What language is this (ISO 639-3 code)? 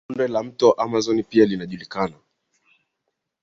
swa